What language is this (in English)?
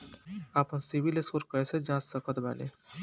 Bhojpuri